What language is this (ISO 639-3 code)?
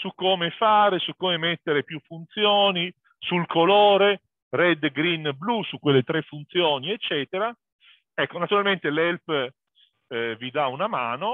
ita